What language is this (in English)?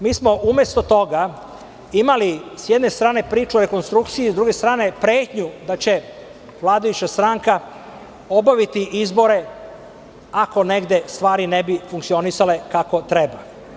Serbian